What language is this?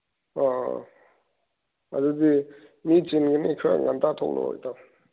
Manipuri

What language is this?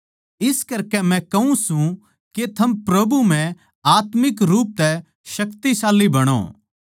Haryanvi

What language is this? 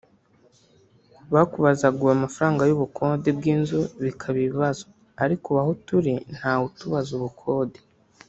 Kinyarwanda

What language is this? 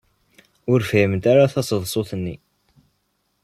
Kabyle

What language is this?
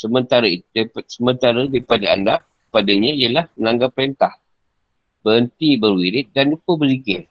Malay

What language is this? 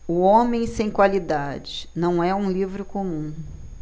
Portuguese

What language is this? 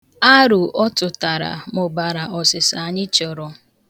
Igbo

